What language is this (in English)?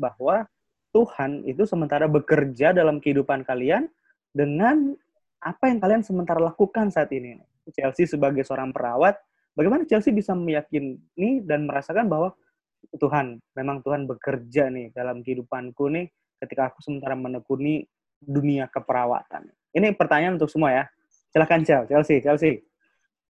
Indonesian